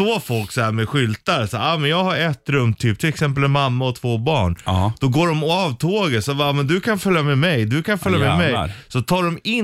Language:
Swedish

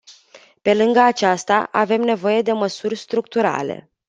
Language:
Romanian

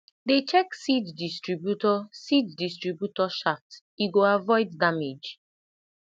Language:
Nigerian Pidgin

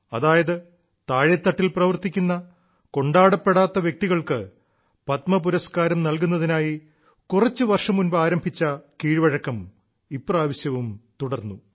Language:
Malayalam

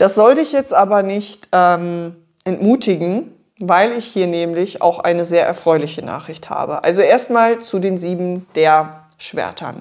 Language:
German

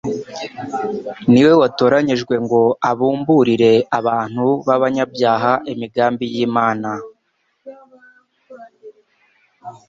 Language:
Kinyarwanda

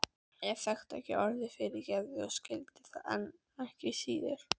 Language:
Icelandic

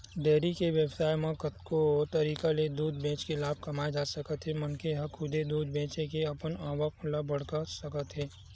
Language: Chhattisgarhi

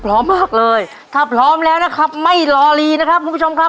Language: Thai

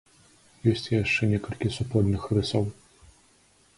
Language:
Belarusian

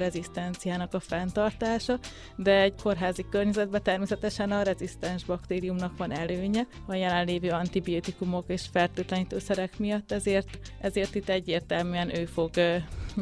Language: Hungarian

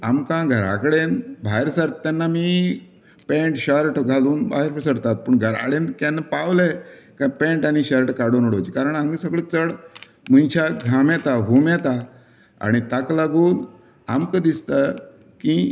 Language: Konkani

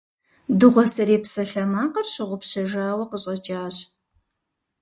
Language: Kabardian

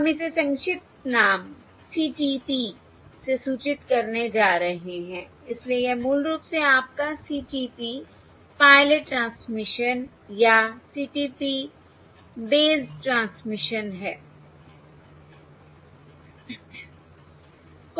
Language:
Hindi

